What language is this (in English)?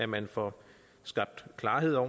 Danish